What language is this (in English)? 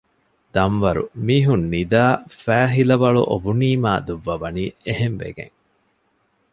Divehi